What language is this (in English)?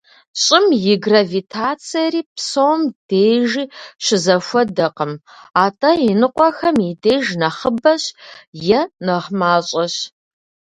Kabardian